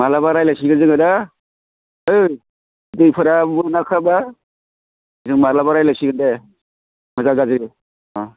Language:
Bodo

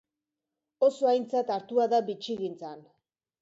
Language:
Basque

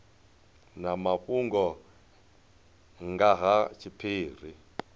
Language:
Venda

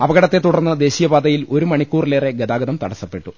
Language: Malayalam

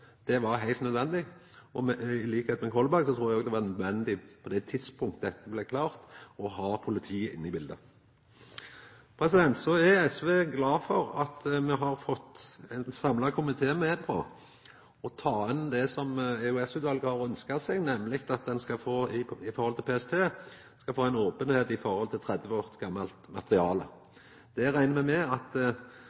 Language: Norwegian Nynorsk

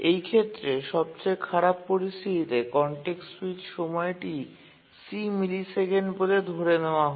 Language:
Bangla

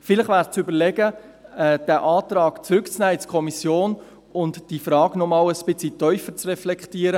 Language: Swiss German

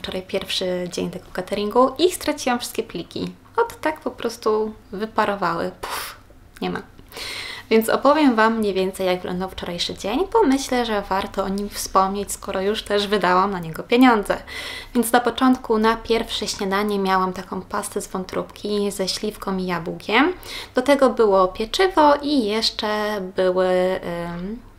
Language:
Polish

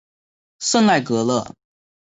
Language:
Chinese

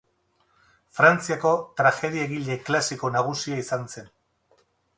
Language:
Basque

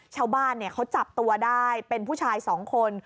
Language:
Thai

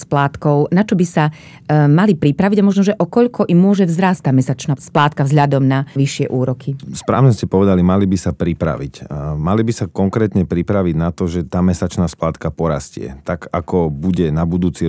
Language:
Slovak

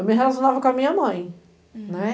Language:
Portuguese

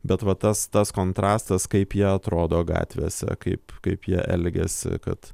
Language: Lithuanian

